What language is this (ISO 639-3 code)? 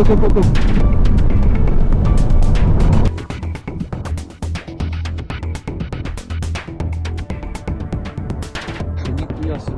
rus